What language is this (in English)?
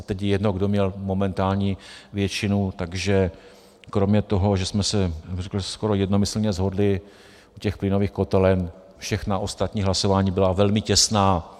Czech